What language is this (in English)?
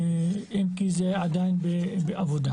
Hebrew